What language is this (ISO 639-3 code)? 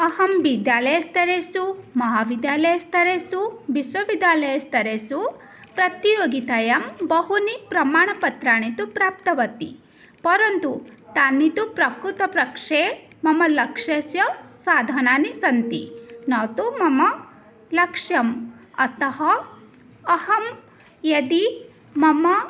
san